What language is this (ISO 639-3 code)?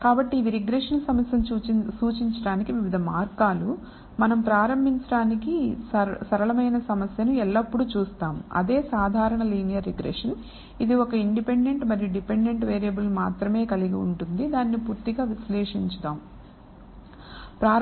tel